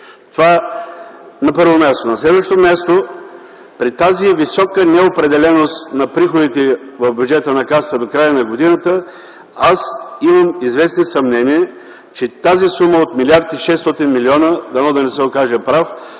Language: Bulgarian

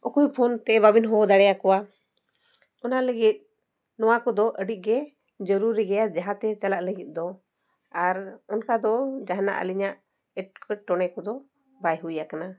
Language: Santali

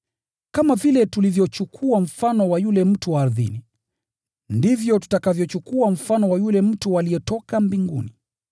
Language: Swahili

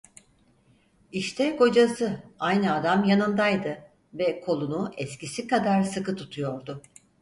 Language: Turkish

